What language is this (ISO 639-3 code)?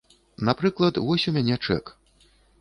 bel